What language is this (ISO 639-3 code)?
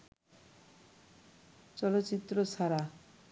ben